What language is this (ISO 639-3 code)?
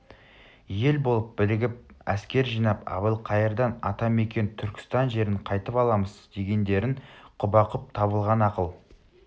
kaz